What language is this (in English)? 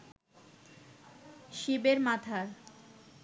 Bangla